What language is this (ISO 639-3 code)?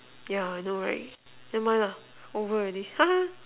eng